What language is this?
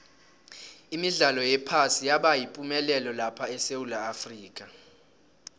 South Ndebele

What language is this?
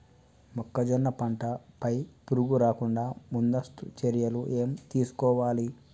Telugu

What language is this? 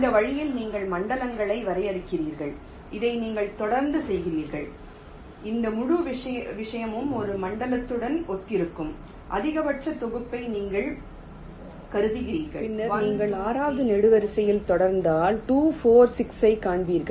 Tamil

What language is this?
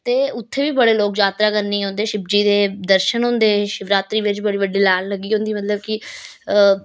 Dogri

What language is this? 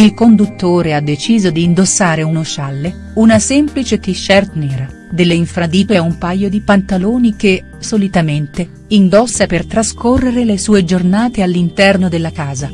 Italian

